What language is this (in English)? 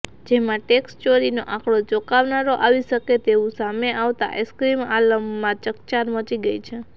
Gujarati